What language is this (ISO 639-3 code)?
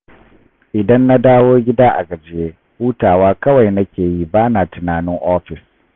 hau